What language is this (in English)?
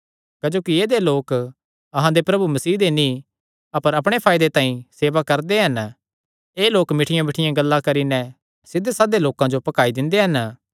Kangri